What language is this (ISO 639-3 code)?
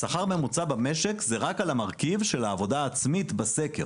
heb